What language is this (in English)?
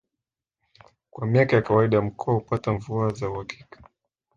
Swahili